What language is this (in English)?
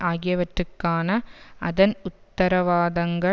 Tamil